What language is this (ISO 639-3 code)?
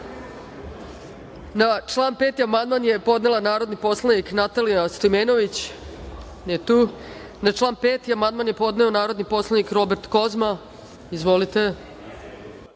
srp